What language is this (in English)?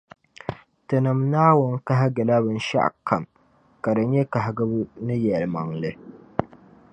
Dagbani